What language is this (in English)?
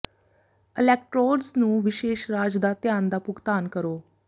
Punjabi